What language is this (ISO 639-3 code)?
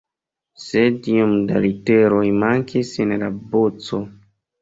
epo